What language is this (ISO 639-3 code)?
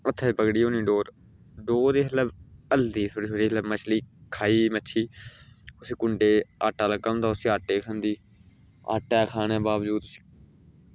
doi